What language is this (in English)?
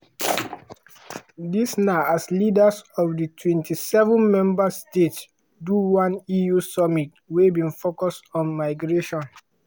Nigerian Pidgin